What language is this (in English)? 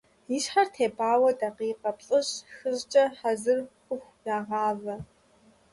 Kabardian